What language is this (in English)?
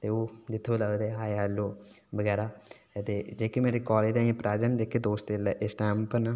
Dogri